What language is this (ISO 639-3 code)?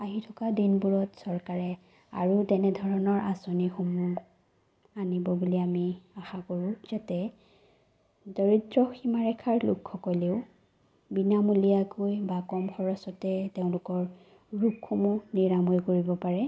asm